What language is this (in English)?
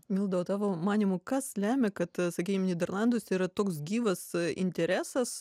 Lithuanian